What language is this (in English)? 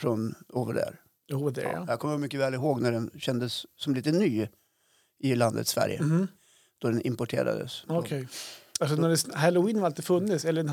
Swedish